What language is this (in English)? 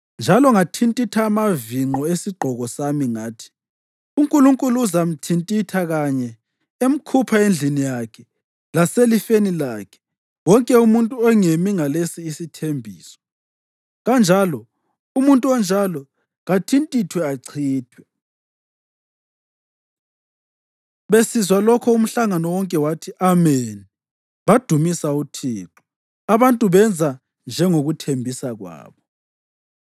North Ndebele